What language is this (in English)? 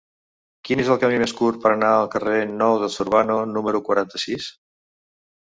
Catalan